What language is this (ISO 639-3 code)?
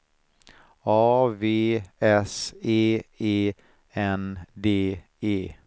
swe